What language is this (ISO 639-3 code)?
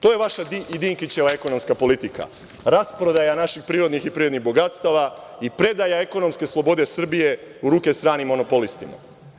srp